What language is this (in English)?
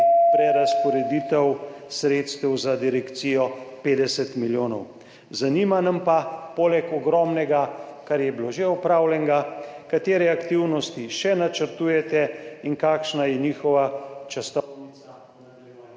Slovenian